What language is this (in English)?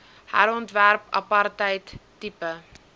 Afrikaans